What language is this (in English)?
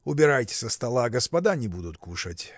Russian